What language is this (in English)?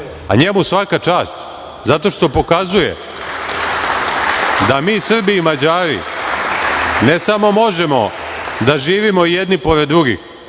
Serbian